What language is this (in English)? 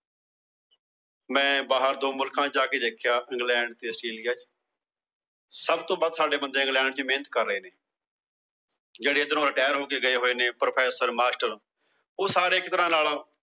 Punjabi